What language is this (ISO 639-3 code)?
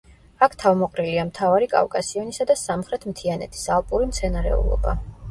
kat